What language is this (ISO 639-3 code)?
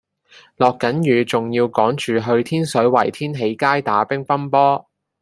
yue